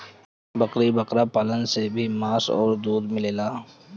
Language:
Bhojpuri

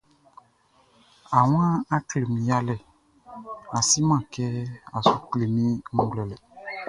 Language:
Baoulé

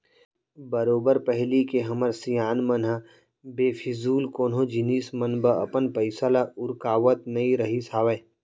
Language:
Chhattisgarhi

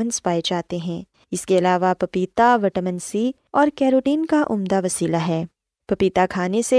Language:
Urdu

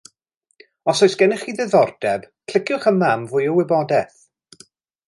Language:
Welsh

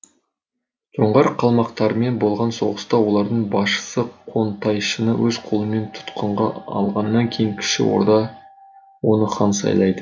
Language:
Kazakh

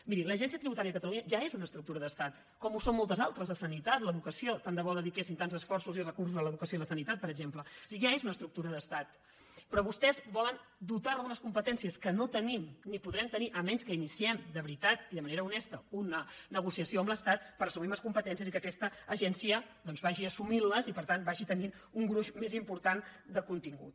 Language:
Catalan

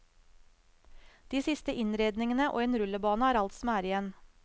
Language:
Norwegian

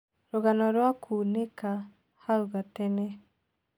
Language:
Kikuyu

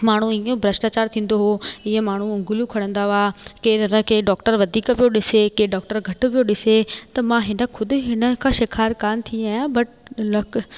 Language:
Sindhi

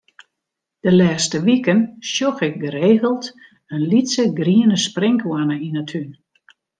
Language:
Western Frisian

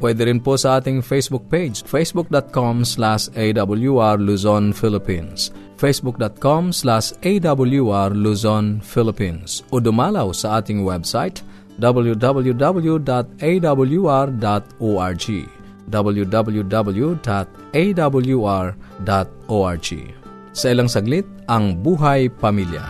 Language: Filipino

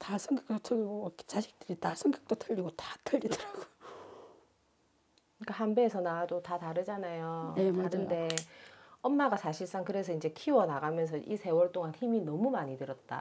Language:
Korean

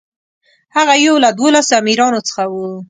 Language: Pashto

